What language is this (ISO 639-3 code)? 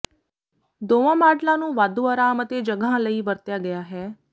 pan